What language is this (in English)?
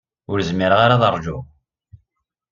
Kabyle